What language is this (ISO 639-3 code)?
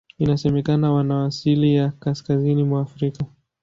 swa